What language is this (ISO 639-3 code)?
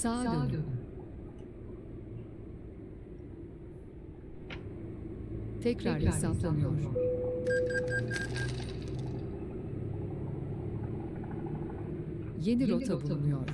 tur